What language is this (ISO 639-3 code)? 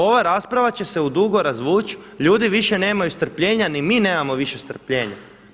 hrv